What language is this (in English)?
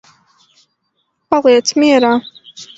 Latvian